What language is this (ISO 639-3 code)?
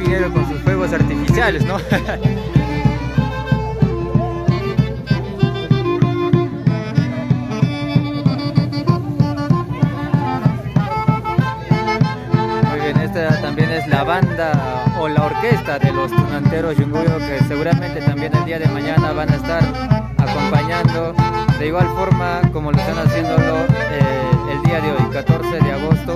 spa